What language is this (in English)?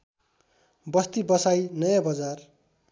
Nepali